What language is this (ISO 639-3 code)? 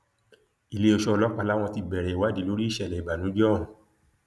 yor